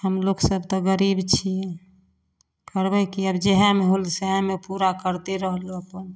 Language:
Maithili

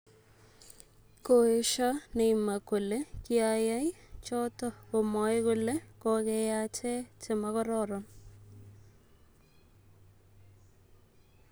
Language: Kalenjin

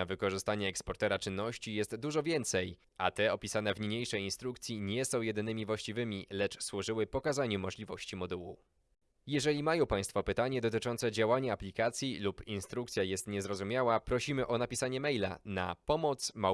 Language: Polish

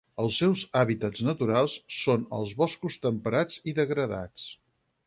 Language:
Catalan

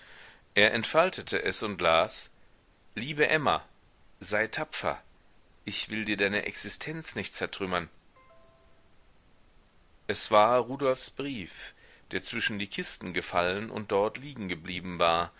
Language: German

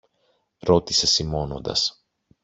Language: Greek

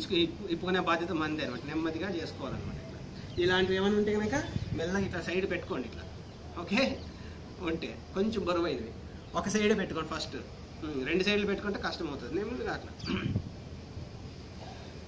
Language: Hindi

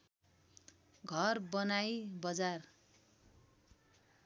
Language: Nepali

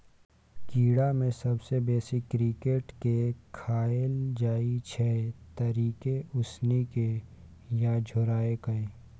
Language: Maithili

